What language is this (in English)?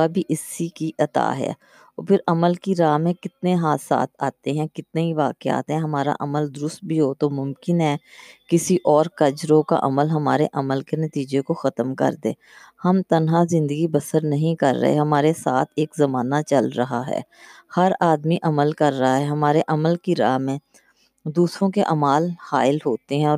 Urdu